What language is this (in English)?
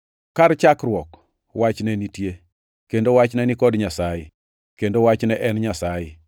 Luo (Kenya and Tanzania)